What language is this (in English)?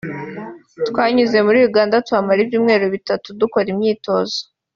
Kinyarwanda